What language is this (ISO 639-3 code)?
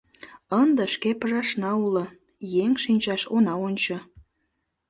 chm